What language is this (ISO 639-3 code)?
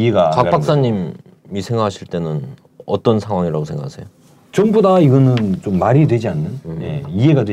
kor